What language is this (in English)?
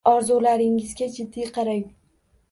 Uzbek